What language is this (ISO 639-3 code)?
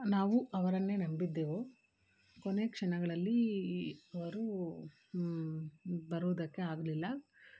kan